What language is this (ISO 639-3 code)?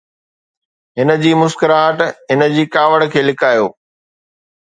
snd